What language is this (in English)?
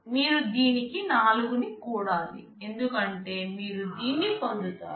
Telugu